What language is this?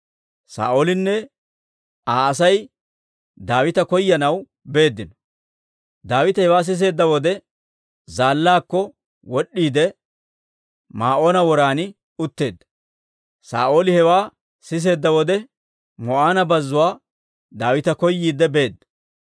Dawro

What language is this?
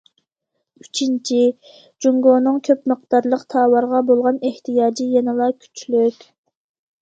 Uyghur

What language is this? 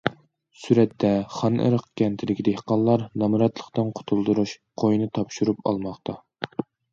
Uyghur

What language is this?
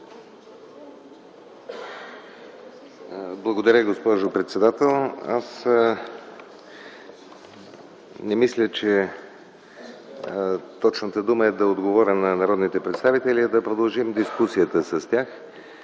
Bulgarian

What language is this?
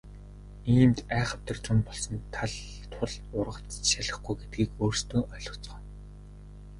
Mongolian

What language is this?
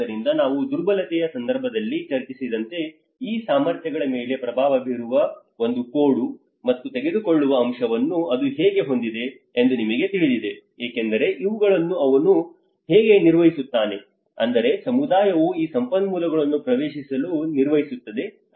Kannada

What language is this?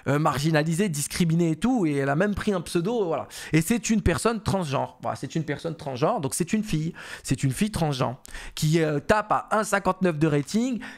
French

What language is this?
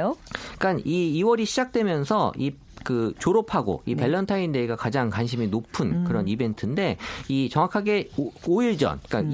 Korean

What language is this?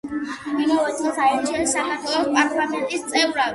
Georgian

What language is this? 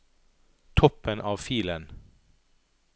Norwegian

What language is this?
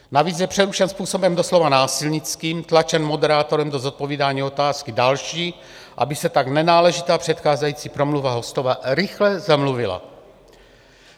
Czech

